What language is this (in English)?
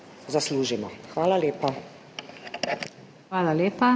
Slovenian